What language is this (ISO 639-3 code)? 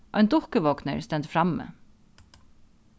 fao